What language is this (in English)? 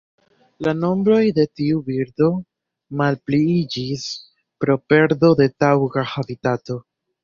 Esperanto